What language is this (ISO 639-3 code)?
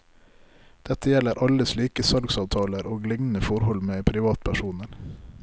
nor